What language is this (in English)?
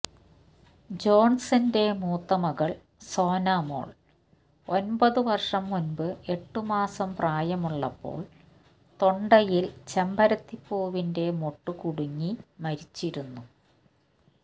Malayalam